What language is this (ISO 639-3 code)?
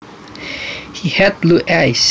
jav